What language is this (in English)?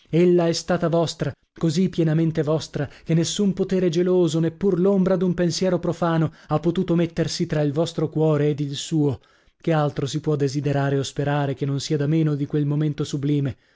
Italian